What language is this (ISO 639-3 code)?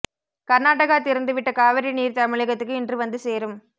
tam